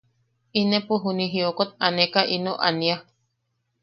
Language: Yaqui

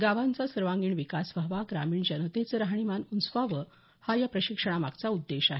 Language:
Marathi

